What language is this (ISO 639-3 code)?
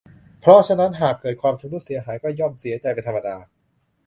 tha